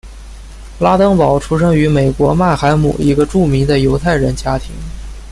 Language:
Chinese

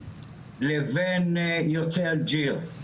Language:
Hebrew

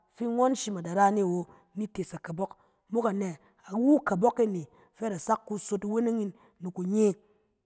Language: Cen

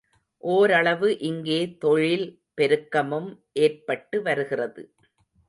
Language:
Tamil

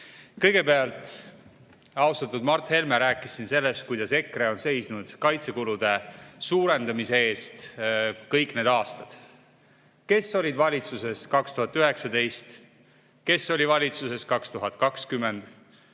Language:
Estonian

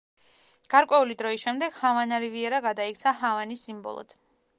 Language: Georgian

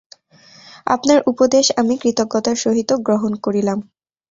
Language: Bangla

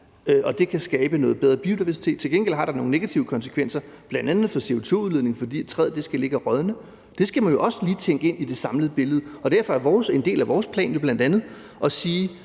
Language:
Danish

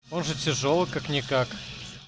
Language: Russian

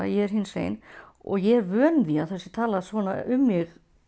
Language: Icelandic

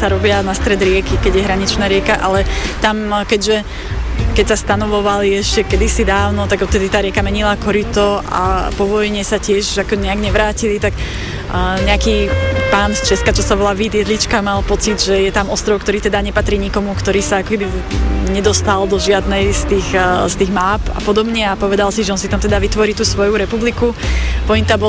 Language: Slovak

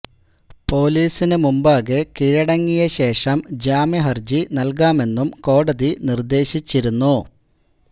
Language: Malayalam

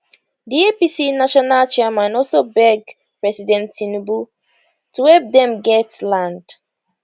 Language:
Nigerian Pidgin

